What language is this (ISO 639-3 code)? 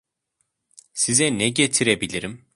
tur